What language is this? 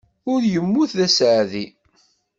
Kabyle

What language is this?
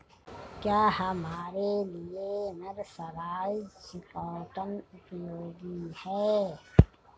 Hindi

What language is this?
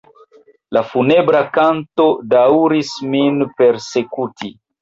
Esperanto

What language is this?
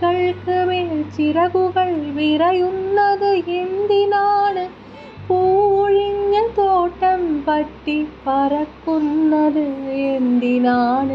Malayalam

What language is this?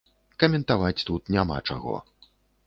Belarusian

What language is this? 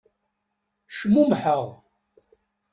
Kabyle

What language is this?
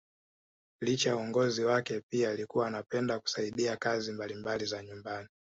Swahili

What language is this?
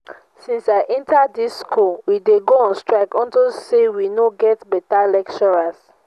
Nigerian Pidgin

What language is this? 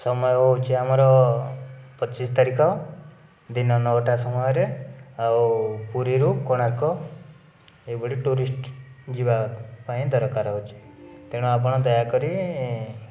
Odia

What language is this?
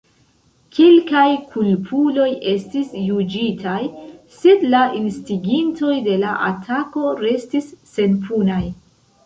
Esperanto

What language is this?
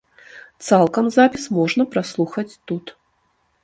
Belarusian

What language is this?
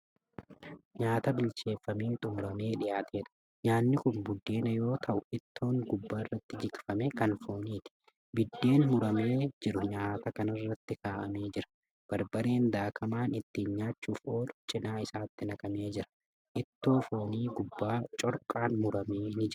Oromo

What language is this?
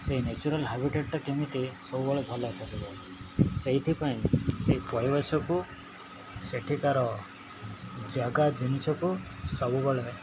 Odia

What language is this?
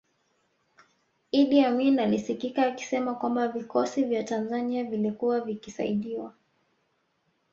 Swahili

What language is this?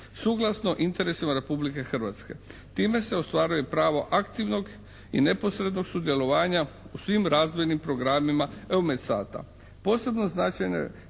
Croatian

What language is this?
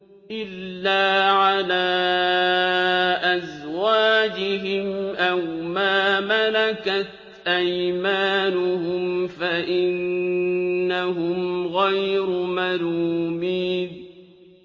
Arabic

